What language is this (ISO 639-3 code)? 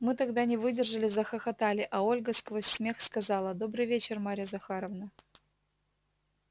rus